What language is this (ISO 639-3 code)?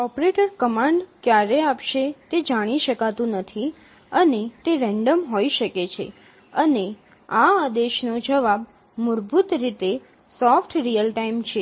guj